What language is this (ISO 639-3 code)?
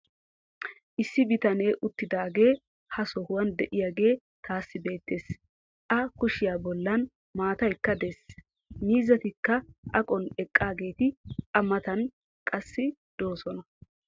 wal